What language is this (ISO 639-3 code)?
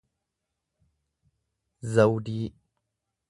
orm